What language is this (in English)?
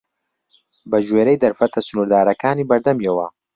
Central Kurdish